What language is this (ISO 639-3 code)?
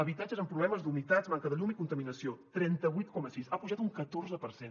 cat